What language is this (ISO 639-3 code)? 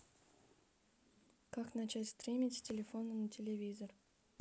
rus